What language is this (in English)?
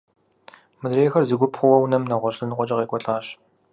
Kabardian